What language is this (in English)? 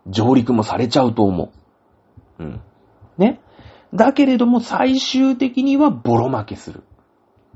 Japanese